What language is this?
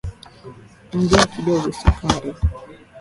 Swahili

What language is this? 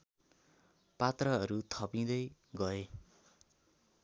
Nepali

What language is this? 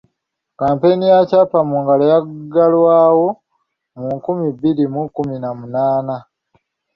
Ganda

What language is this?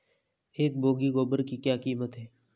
Hindi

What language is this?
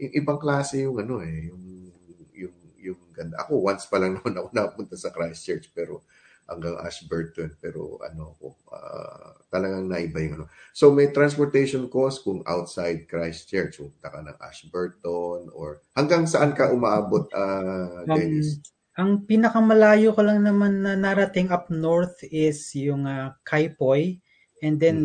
Filipino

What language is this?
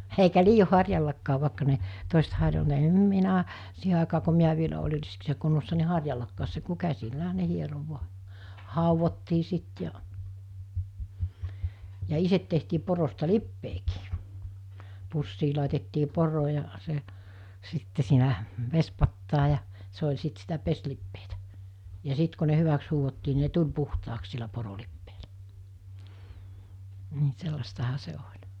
Finnish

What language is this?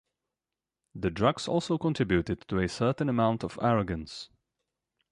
English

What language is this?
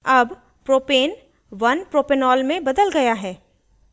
Hindi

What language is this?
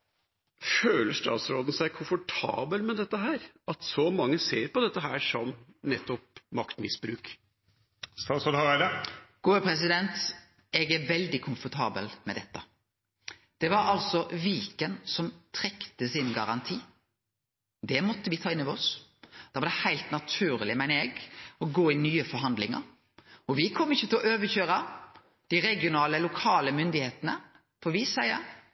Norwegian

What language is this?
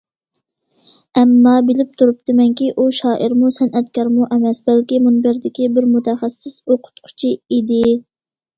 Uyghur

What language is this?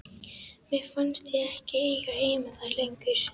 Icelandic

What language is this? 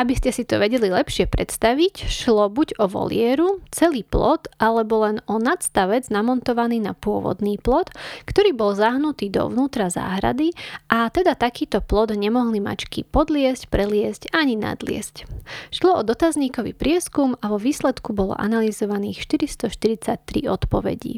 Slovak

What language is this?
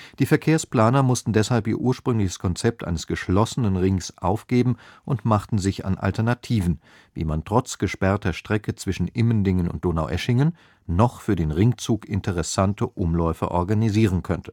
German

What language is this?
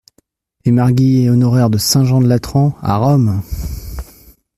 French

